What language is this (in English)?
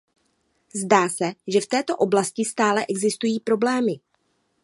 Czech